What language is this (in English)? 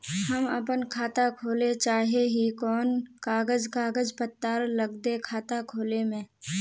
Magahi